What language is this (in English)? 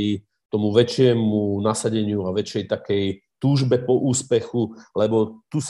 Slovak